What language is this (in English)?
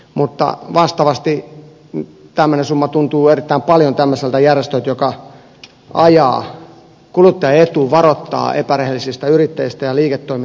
Finnish